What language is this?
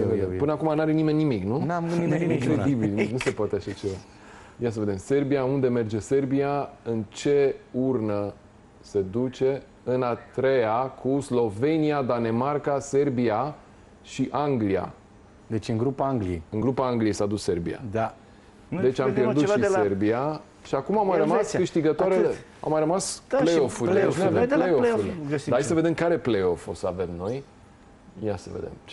Romanian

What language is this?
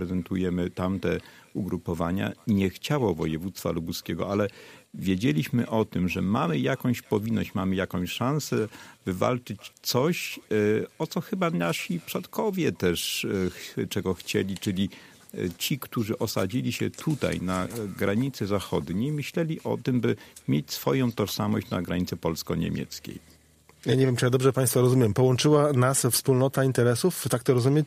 Polish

